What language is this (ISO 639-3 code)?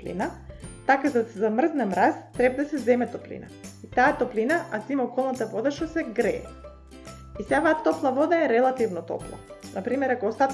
mkd